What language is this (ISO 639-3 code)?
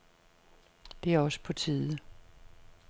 dan